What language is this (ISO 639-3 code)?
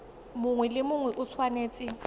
tsn